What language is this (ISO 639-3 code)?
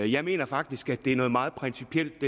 dan